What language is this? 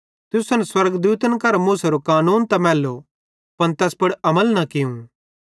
Bhadrawahi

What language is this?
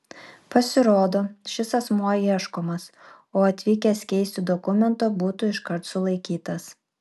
Lithuanian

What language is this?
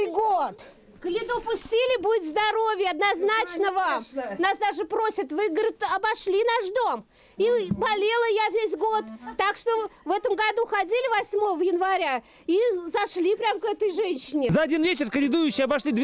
Russian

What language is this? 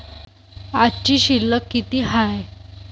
Marathi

